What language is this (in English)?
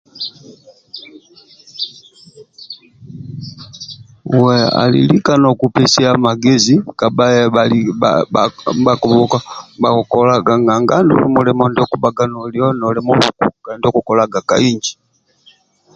Amba (Uganda)